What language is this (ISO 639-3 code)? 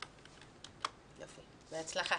heb